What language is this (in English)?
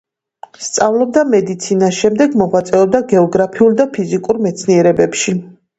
Georgian